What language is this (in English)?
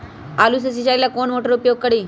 Magahi